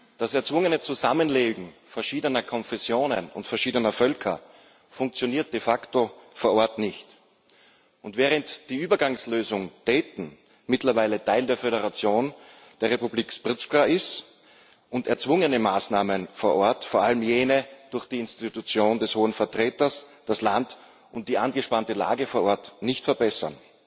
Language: German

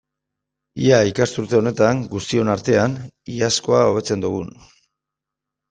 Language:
Basque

